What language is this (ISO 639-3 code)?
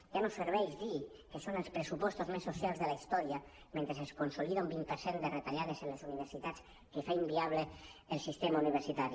cat